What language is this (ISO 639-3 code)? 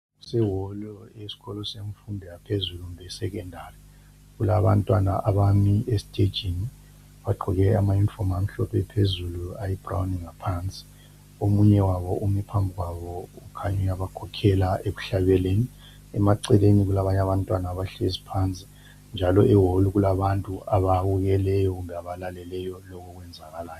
nde